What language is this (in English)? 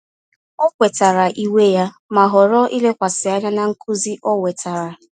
Igbo